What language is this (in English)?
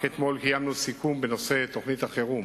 Hebrew